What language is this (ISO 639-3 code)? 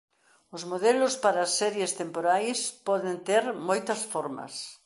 glg